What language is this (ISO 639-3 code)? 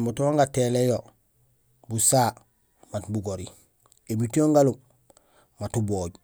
gsl